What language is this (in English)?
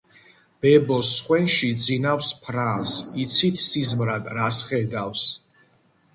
Georgian